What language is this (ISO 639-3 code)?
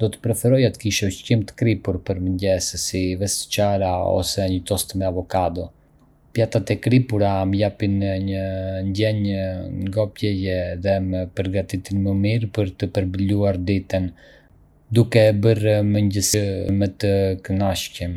aae